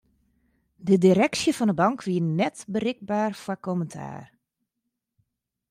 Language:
Western Frisian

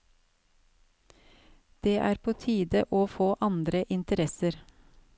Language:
Norwegian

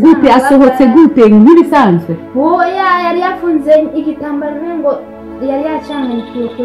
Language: English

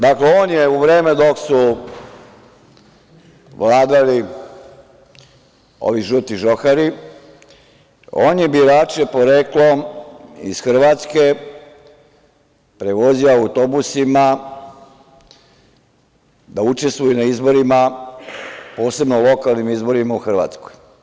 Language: Serbian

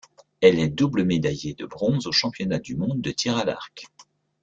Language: French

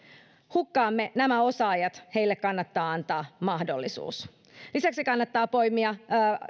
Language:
Finnish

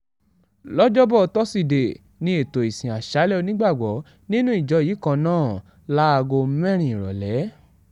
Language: Yoruba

